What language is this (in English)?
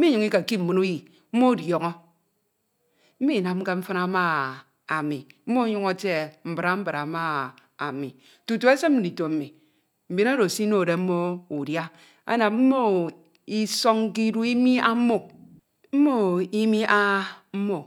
Ito